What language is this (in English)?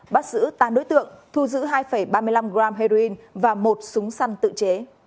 Vietnamese